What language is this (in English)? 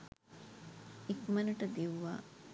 Sinhala